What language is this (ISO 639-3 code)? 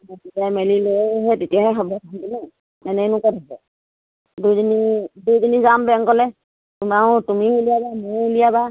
asm